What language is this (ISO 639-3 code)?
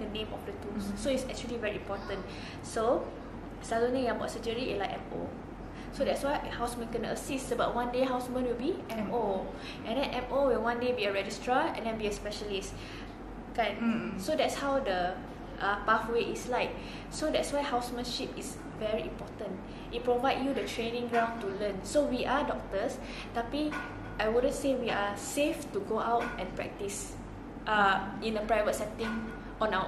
msa